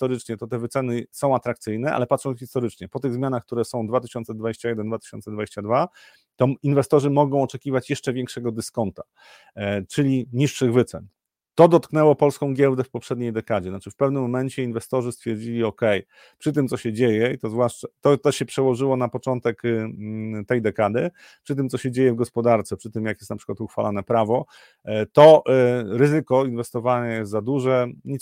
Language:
Polish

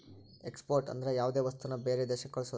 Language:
Kannada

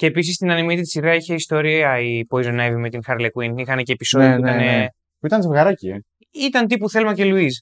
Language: Greek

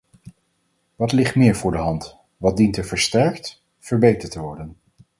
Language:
Dutch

